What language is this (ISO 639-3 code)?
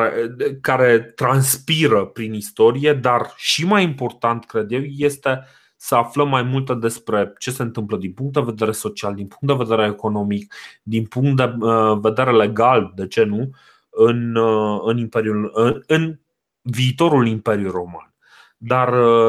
ron